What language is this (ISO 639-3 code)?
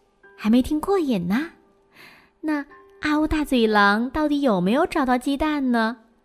zho